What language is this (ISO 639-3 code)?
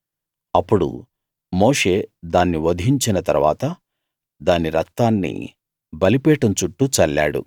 tel